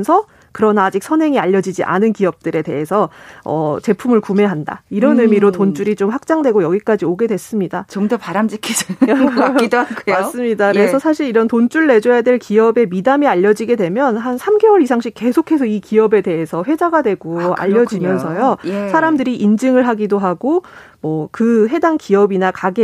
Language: Korean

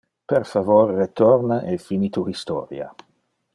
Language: Interlingua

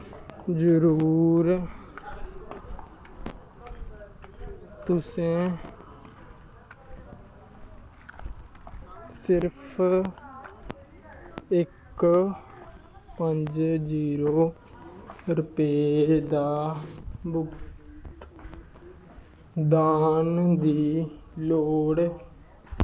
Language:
Dogri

